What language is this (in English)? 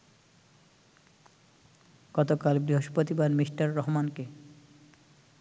Bangla